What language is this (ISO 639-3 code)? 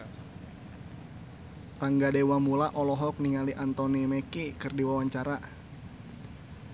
sun